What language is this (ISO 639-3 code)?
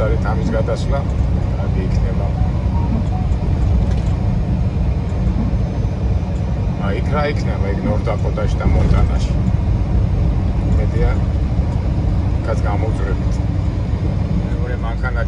ron